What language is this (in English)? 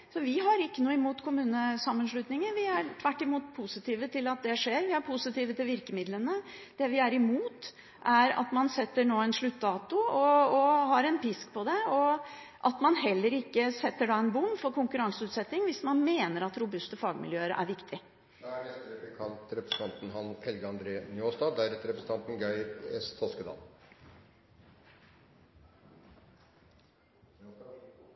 Norwegian